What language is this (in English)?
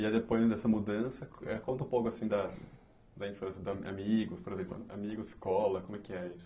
Portuguese